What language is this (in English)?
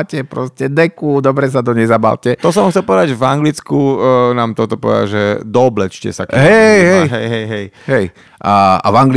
Slovak